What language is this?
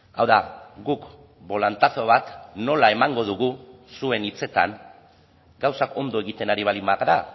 Basque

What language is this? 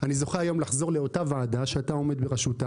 Hebrew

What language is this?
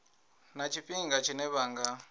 Venda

